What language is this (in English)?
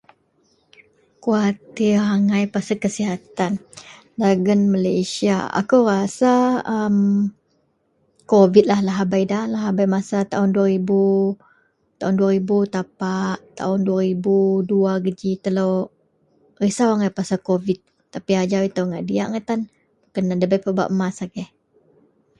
Central Melanau